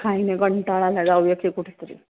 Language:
Marathi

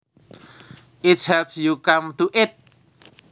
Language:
Javanese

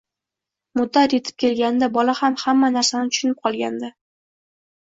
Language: Uzbek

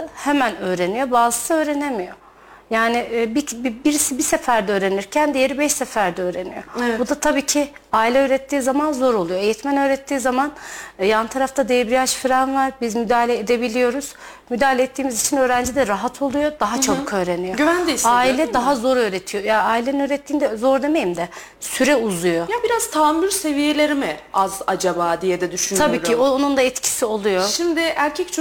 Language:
Turkish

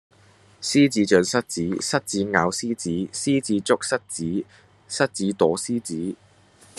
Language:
Cantonese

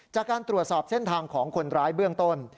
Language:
Thai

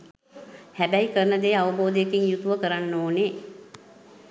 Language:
Sinhala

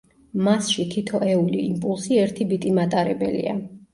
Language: Georgian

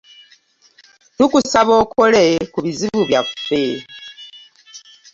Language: Ganda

